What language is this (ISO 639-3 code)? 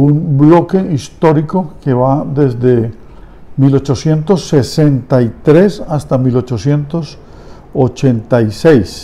spa